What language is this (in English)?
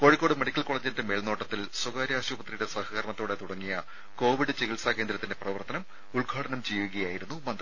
Malayalam